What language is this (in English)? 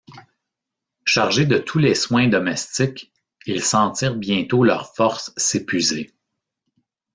French